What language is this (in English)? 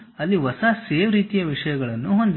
Kannada